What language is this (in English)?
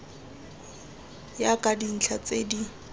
Tswana